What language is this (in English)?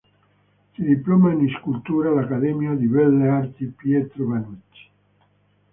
Italian